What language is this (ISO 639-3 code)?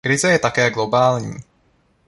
ces